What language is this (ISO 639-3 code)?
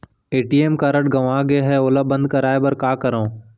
hne